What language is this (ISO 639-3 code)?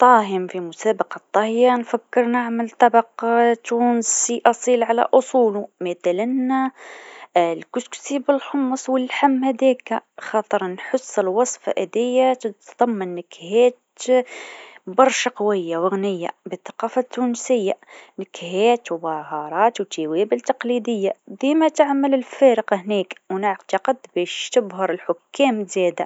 aeb